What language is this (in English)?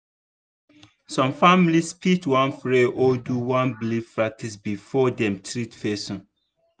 Nigerian Pidgin